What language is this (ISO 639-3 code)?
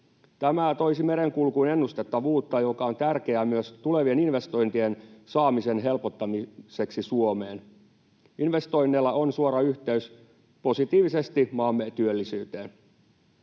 fin